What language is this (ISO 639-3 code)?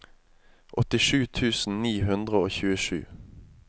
nor